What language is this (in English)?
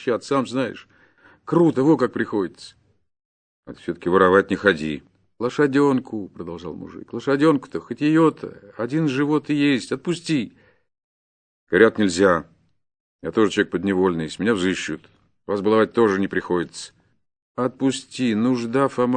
Russian